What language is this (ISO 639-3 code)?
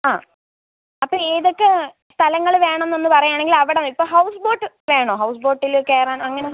mal